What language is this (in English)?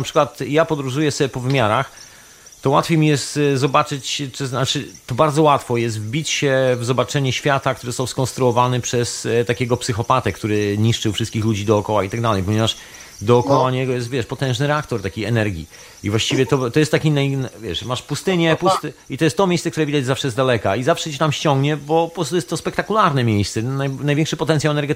Polish